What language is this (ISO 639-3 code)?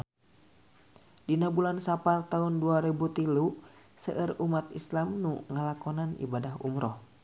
sun